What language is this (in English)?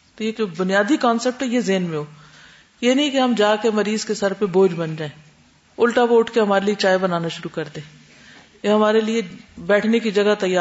Urdu